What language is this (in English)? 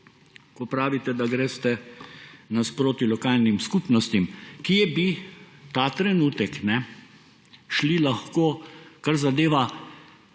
Slovenian